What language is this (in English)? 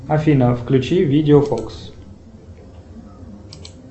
Russian